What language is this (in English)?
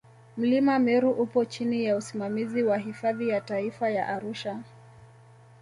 Swahili